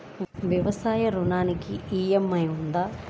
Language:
Telugu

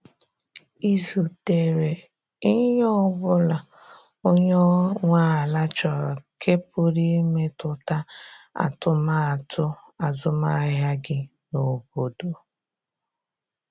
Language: Igbo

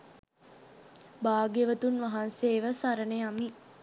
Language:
Sinhala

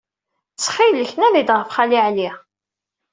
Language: Kabyle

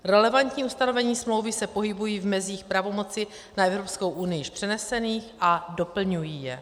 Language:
Czech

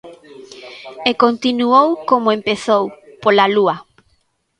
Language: Galician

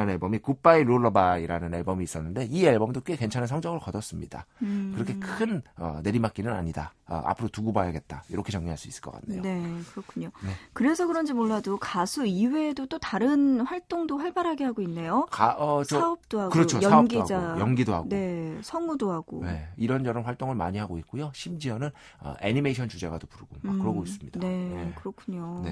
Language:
Korean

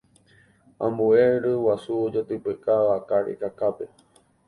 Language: Guarani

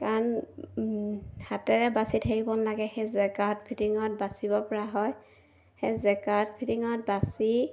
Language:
Assamese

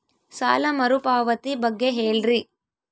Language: Kannada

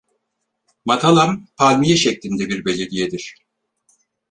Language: Turkish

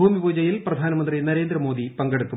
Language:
Malayalam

